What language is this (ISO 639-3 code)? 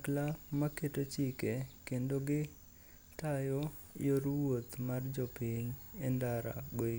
luo